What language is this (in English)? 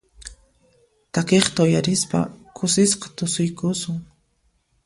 Puno Quechua